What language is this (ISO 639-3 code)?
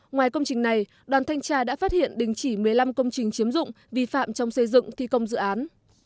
vie